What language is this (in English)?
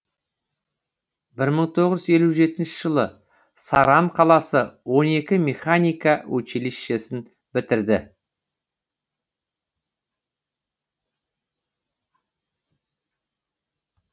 Kazakh